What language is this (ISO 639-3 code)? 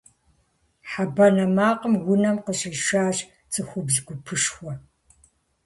kbd